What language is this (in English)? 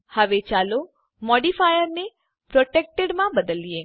Gujarati